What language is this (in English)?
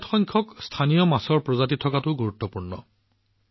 Assamese